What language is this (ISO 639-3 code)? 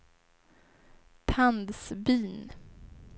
swe